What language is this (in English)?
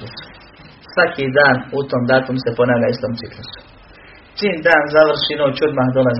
Croatian